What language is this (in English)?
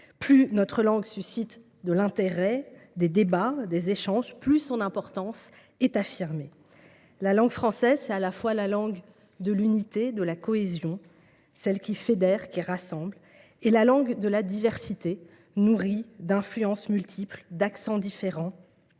French